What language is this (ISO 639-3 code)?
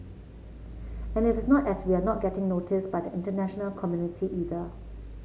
eng